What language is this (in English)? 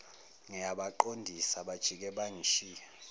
Zulu